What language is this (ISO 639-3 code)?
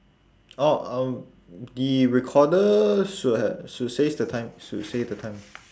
eng